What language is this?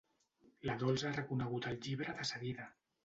Catalan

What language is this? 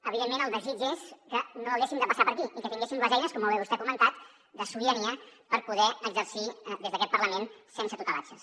Catalan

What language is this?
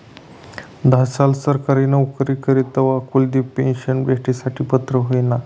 Marathi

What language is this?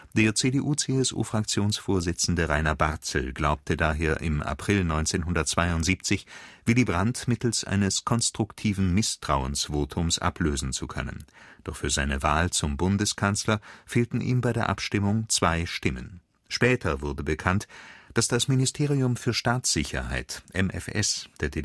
German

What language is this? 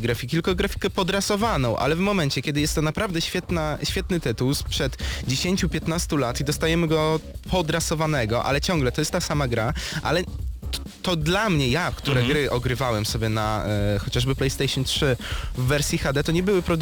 Polish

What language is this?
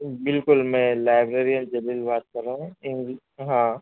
Urdu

